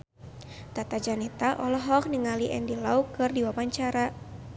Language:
Sundanese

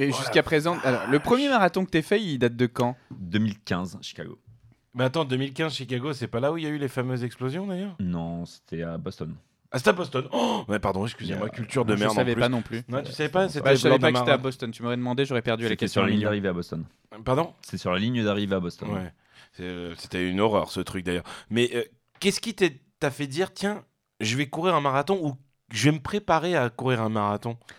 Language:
French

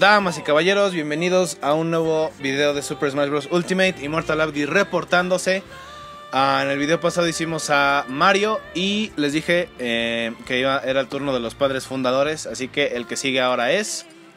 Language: Spanish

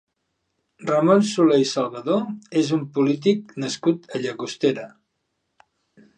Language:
Catalan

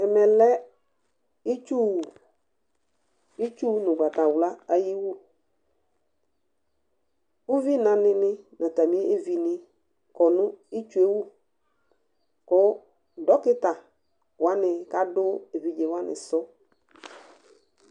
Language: Ikposo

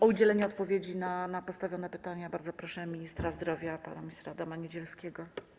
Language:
Polish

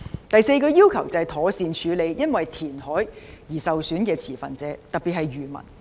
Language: Cantonese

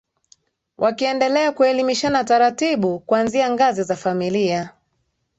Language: Swahili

